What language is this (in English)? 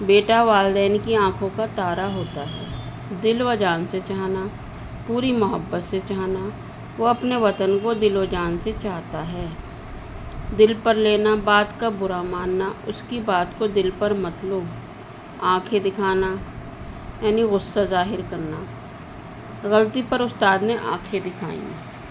Urdu